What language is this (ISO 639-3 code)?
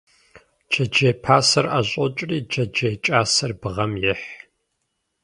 kbd